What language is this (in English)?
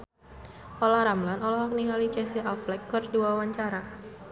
Sundanese